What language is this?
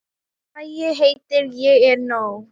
Icelandic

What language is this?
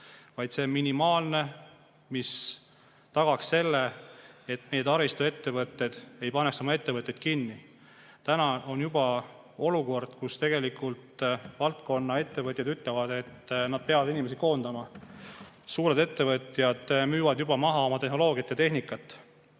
Estonian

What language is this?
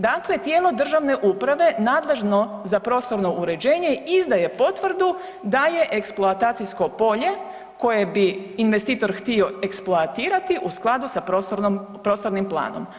Croatian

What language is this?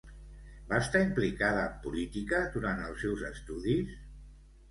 Catalan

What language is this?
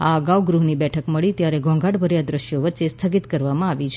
Gujarati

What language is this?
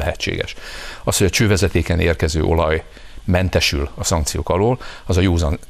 Hungarian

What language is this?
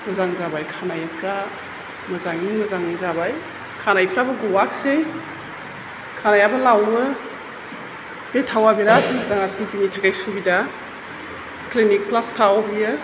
Bodo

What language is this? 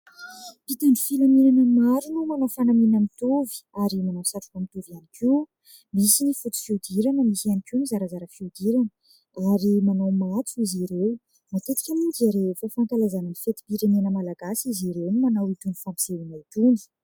Malagasy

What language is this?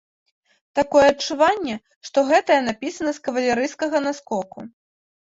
Belarusian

